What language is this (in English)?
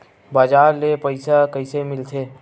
Chhattisgarhi